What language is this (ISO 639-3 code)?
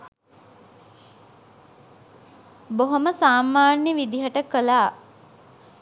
sin